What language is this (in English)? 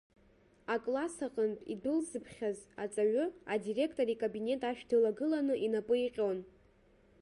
Abkhazian